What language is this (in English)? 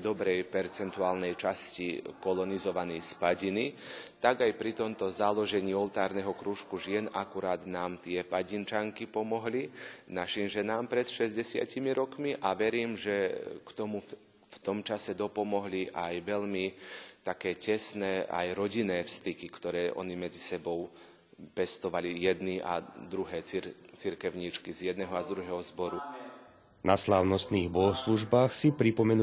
Slovak